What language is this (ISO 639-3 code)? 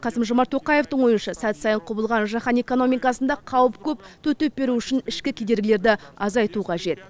kaz